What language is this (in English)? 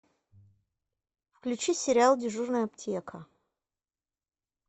Russian